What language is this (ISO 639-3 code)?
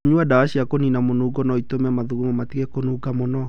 kik